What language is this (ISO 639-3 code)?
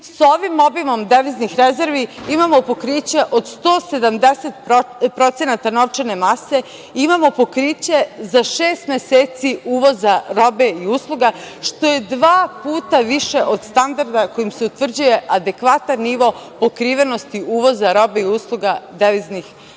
srp